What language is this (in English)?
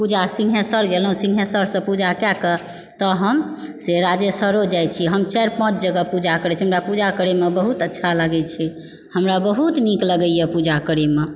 Maithili